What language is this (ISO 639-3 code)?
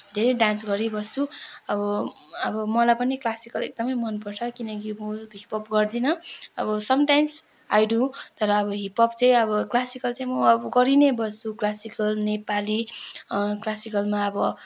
nep